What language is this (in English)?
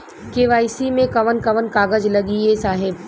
Bhojpuri